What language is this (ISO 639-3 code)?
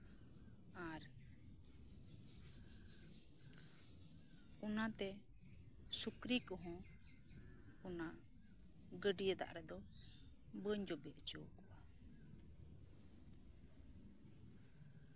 sat